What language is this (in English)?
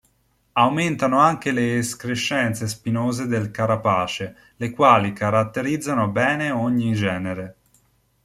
Italian